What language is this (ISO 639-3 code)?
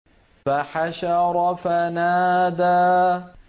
ara